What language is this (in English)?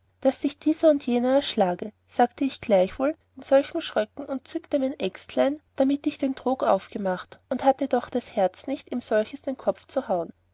German